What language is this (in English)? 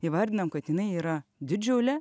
Lithuanian